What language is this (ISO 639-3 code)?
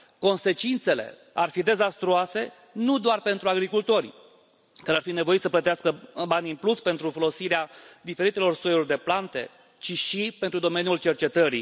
ron